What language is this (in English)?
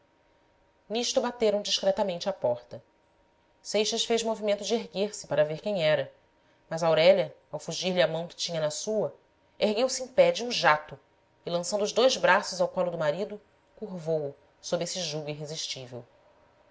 Portuguese